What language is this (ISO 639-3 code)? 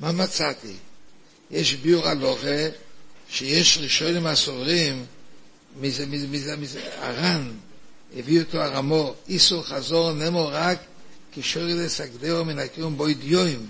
heb